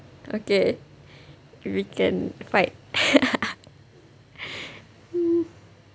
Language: English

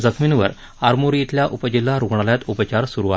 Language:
Marathi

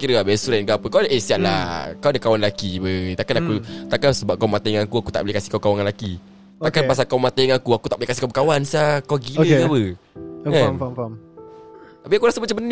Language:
Malay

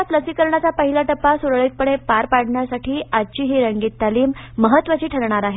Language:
Marathi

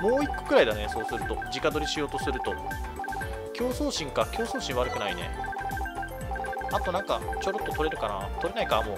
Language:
Japanese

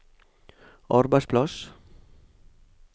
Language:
Norwegian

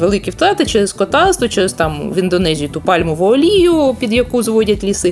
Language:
Ukrainian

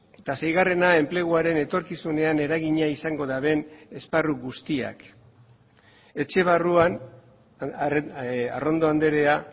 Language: Basque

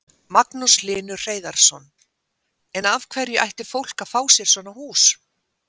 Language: Icelandic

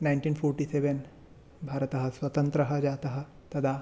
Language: Sanskrit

